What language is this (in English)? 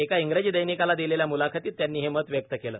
Marathi